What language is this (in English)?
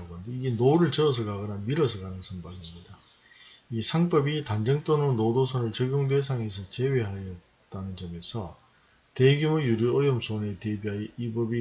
Korean